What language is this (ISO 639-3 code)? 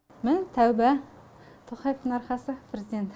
kaz